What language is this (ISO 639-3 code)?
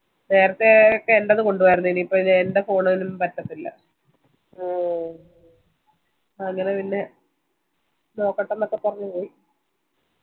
mal